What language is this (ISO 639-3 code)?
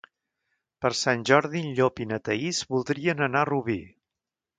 cat